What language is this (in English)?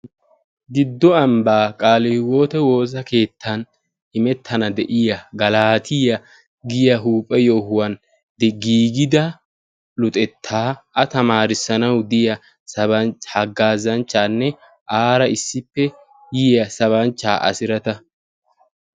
Wolaytta